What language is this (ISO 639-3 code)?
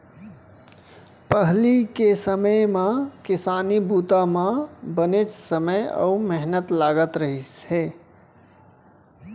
hne